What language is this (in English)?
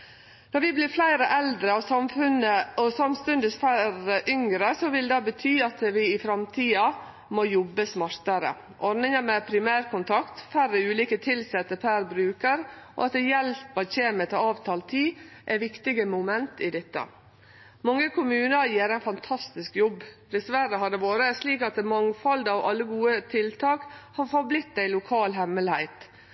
Norwegian Nynorsk